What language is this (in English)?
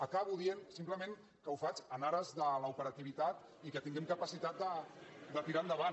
Catalan